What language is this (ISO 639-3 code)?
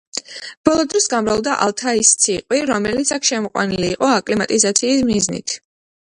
kat